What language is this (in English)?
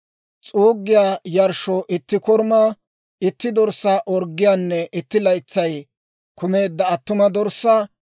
Dawro